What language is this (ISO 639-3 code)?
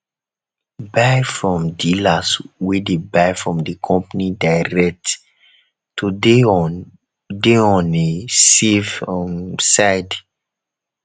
pcm